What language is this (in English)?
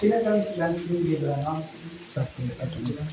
Santali